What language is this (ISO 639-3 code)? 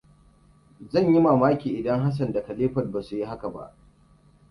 hau